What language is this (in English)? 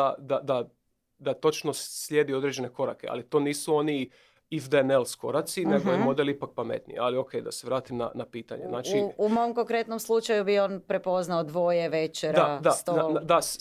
Croatian